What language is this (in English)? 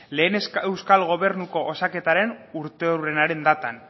Basque